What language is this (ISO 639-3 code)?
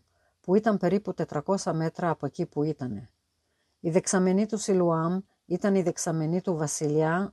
ell